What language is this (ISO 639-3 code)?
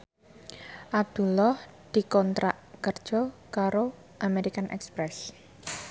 jav